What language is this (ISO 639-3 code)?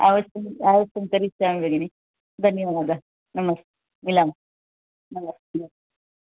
san